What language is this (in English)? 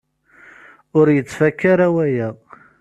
Kabyle